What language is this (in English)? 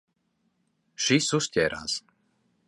Latvian